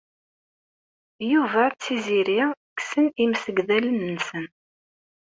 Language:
Kabyle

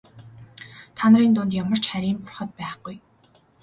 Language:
Mongolian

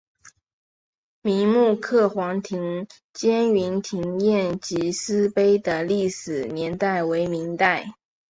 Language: Chinese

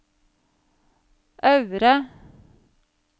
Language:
Norwegian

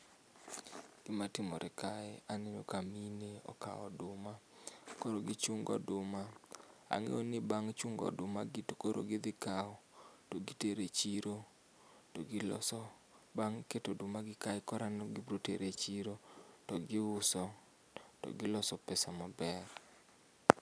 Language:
Luo (Kenya and Tanzania)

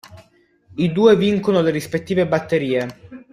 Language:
Italian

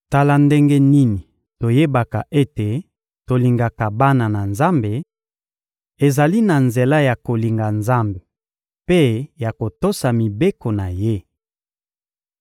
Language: Lingala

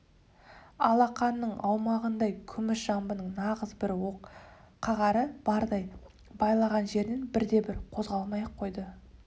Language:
Kazakh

